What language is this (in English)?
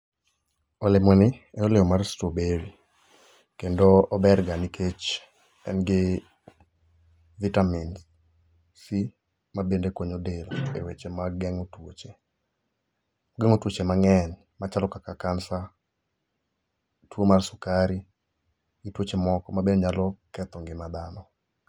Luo (Kenya and Tanzania)